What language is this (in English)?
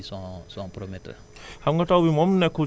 Wolof